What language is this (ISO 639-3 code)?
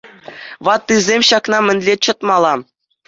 chv